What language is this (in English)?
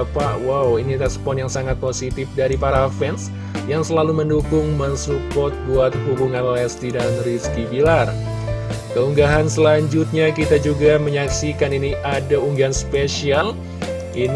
Indonesian